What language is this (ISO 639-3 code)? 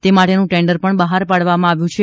guj